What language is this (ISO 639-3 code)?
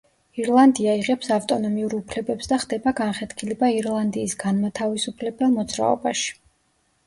kat